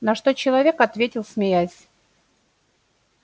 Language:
Russian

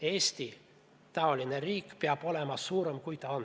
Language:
Estonian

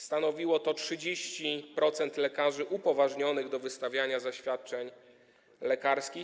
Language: Polish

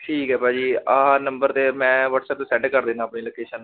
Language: Punjabi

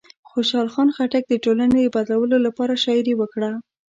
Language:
Pashto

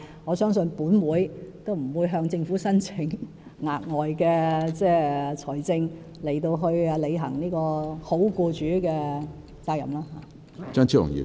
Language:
Cantonese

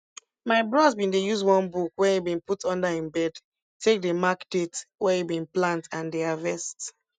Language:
Nigerian Pidgin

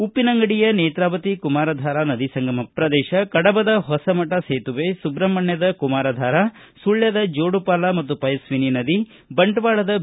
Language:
Kannada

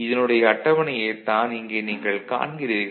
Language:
Tamil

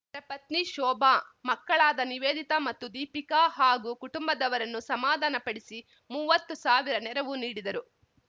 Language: Kannada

